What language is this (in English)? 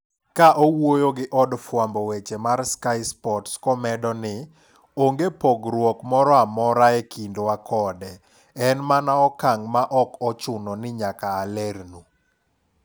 Luo (Kenya and Tanzania)